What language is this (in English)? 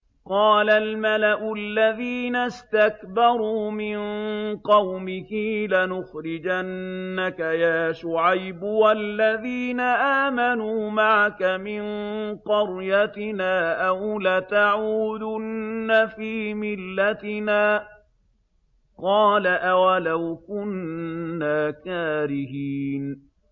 Arabic